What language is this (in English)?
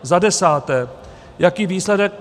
Czech